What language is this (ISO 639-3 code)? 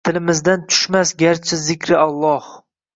uzb